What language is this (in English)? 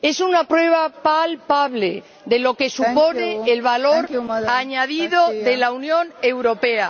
Spanish